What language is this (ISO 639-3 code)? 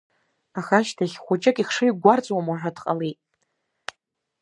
abk